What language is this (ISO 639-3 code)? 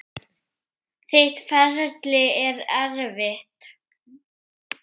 isl